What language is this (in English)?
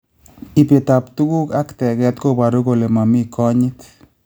Kalenjin